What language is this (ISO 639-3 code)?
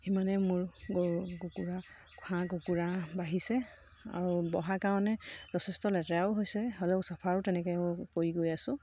asm